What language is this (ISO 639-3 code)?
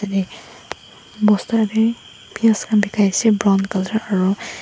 nag